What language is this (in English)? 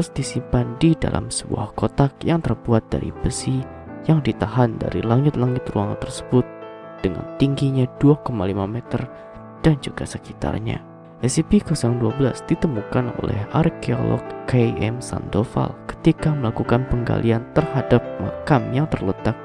Indonesian